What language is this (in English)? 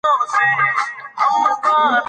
Pashto